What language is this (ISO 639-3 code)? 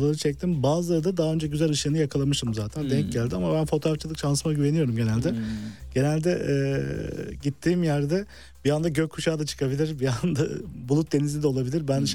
tur